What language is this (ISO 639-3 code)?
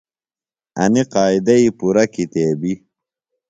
phl